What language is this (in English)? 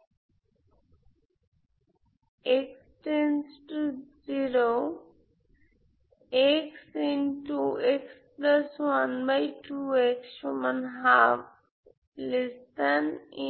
Bangla